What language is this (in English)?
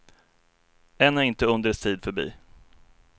Swedish